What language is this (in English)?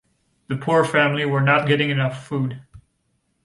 English